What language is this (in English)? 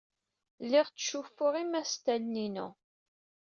Kabyle